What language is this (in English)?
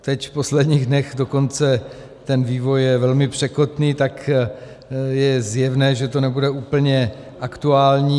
Czech